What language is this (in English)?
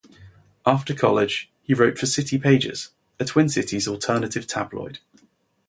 English